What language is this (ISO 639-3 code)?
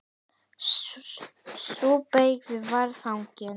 isl